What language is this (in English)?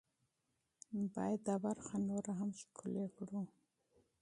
Pashto